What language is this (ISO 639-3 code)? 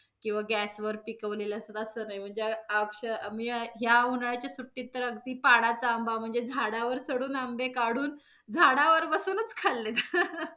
mar